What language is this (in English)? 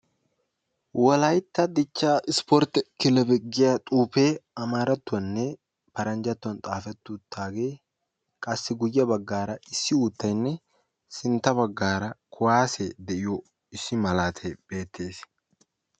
Wolaytta